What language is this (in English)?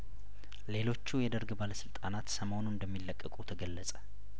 Amharic